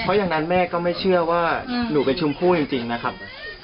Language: Thai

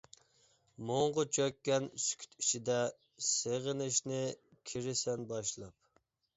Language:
Uyghur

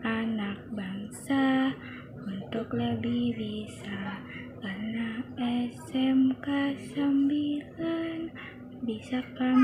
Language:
Indonesian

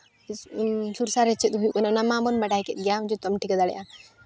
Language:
Santali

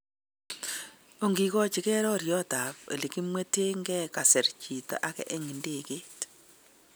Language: Kalenjin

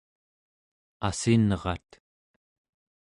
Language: Central Yupik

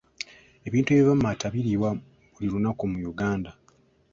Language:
Ganda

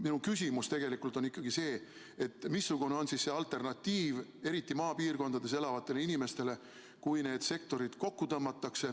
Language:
Estonian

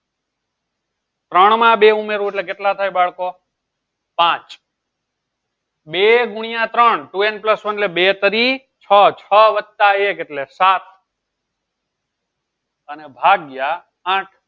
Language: Gujarati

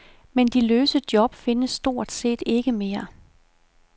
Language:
Danish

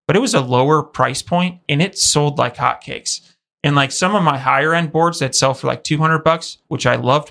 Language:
English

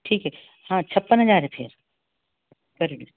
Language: Hindi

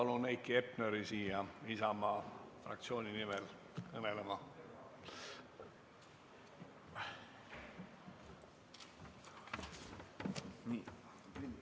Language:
Estonian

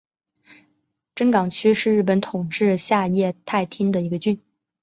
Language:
Chinese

